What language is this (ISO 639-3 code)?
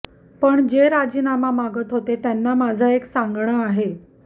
mar